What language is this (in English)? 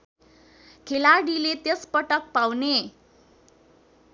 Nepali